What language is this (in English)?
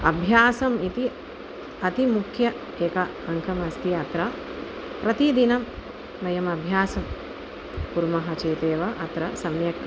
Sanskrit